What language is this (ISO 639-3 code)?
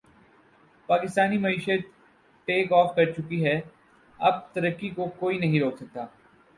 urd